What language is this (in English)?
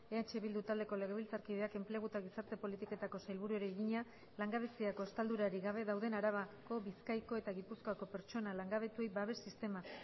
Basque